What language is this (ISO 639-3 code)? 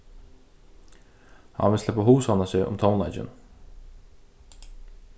fao